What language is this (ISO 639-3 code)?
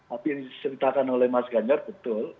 ind